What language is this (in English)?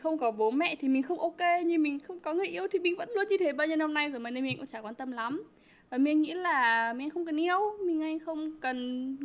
Vietnamese